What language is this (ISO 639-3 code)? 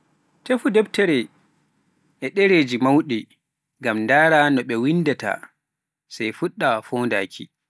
fuf